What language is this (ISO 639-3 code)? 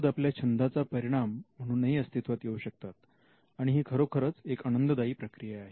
mar